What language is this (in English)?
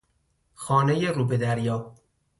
Persian